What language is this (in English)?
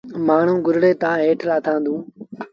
Sindhi Bhil